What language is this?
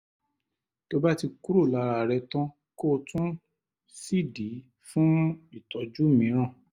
Yoruba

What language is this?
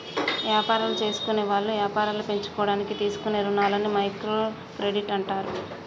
Telugu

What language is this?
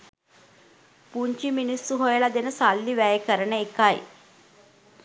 Sinhala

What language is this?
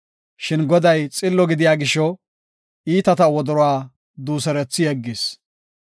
Gofa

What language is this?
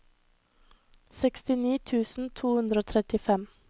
Norwegian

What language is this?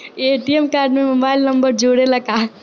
Bhojpuri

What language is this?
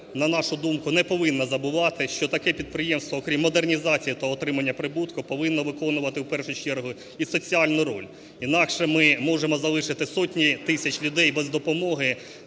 Ukrainian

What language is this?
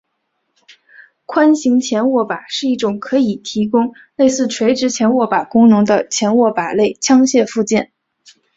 Chinese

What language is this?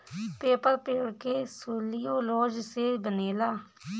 Bhojpuri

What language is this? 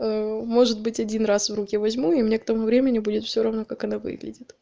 Russian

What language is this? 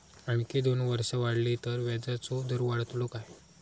Marathi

